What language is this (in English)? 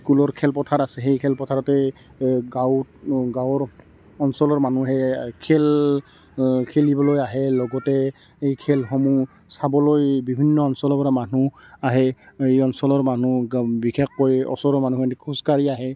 Assamese